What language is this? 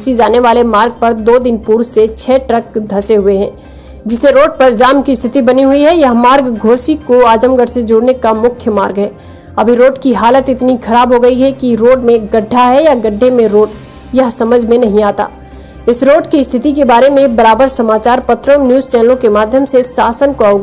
Hindi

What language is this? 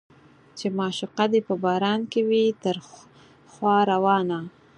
Pashto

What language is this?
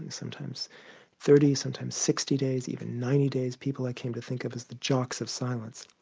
English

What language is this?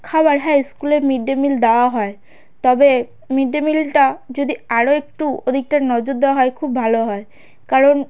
Bangla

